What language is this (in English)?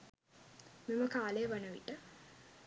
Sinhala